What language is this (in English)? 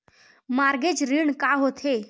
Chhattisgarhi